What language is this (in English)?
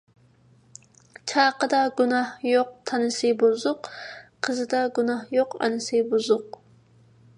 Uyghur